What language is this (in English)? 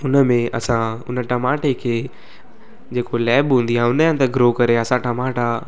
Sindhi